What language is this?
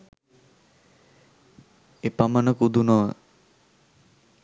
Sinhala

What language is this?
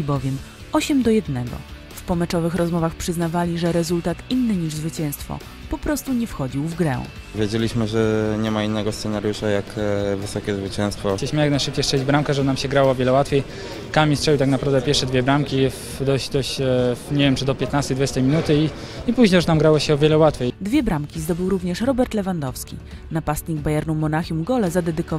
Polish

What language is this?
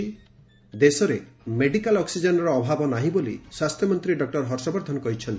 Odia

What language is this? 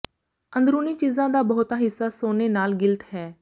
Punjabi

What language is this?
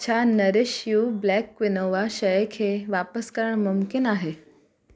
Sindhi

